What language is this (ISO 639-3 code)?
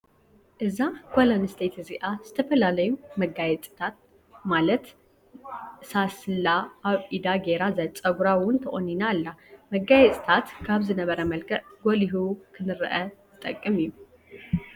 tir